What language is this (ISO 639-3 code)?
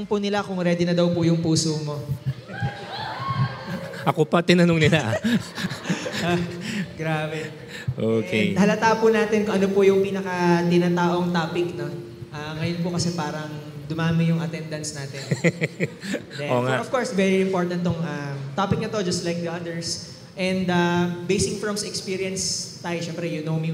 fil